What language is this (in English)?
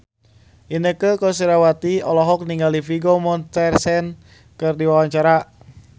Sundanese